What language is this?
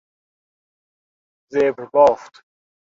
Persian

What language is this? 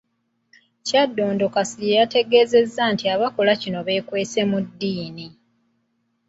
Ganda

